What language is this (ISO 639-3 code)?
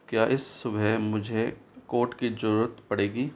hin